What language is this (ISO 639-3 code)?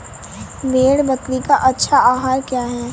hin